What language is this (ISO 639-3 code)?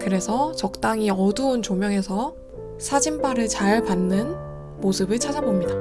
kor